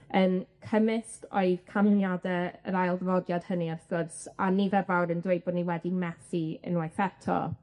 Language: Welsh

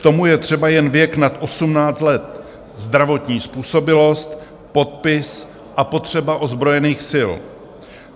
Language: Czech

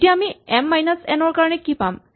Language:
Assamese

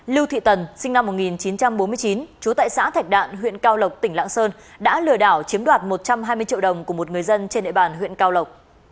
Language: Vietnamese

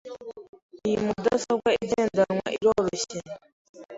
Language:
Kinyarwanda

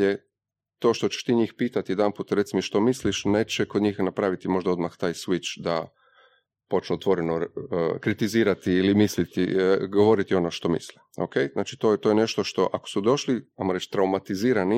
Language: Croatian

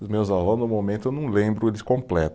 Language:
Portuguese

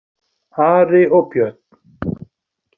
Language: Icelandic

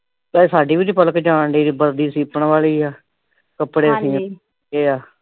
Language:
Punjabi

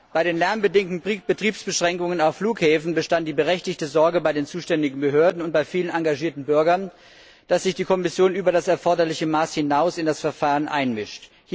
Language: German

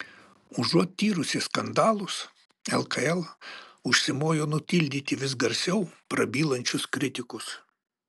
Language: Lithuanian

